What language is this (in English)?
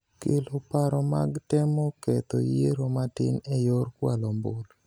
Luo (Kenya and Tanzania)